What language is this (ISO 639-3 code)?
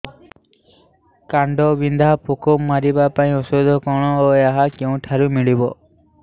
ori